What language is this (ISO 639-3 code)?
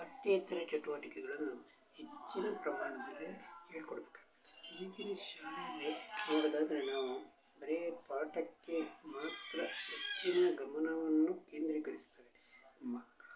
kan